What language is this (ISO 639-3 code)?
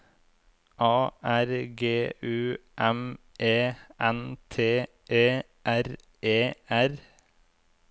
nor